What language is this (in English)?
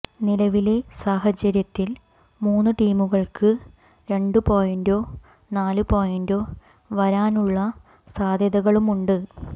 Malayalam